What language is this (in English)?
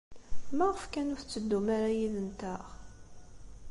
Kabyle